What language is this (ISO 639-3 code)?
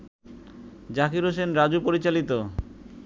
ben